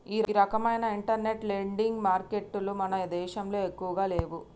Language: Telugu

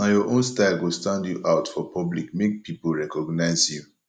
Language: Nigerian Pidgin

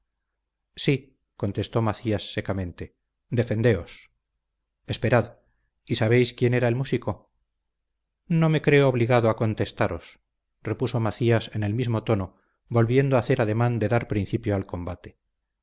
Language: Spanish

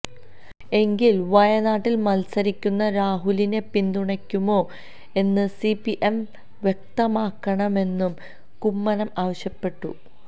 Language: Malayalam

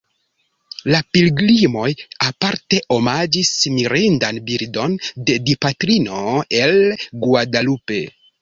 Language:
Esperanto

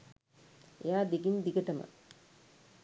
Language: Sinhala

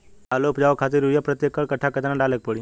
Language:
Bhojpuri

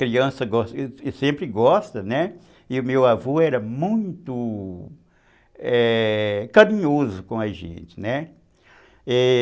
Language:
Portuguese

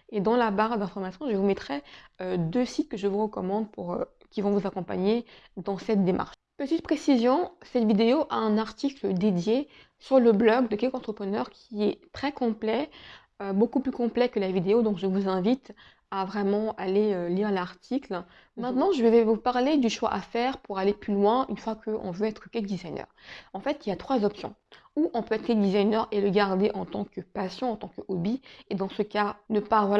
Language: French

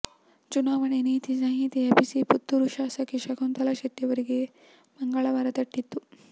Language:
Kannada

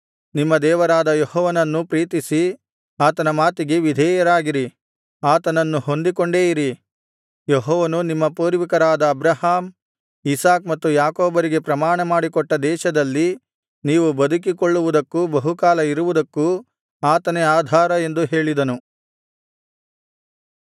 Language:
Kannada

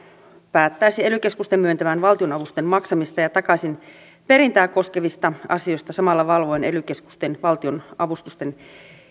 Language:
Finnish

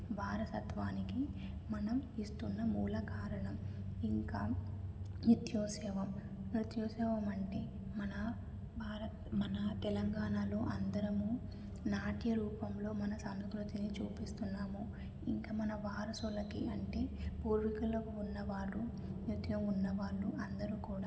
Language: Telugu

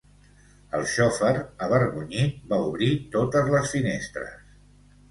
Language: Catalan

